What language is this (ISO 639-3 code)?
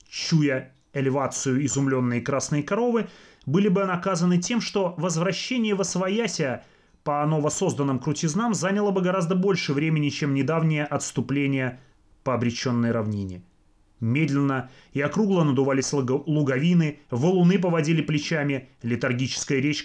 rus